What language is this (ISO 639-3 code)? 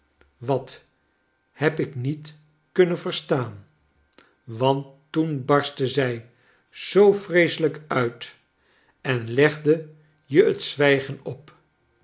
nld